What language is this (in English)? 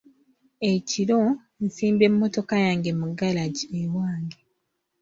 Ganda